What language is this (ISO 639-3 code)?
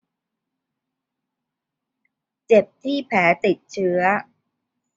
tha